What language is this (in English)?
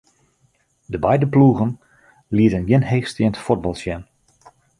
Western Frisian